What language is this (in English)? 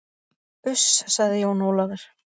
Icelandic